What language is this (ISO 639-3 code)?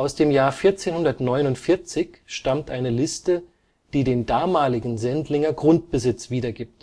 deu